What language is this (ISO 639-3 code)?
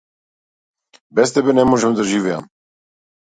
mkd